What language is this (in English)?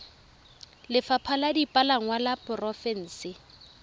Tswana